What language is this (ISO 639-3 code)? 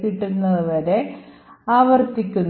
mal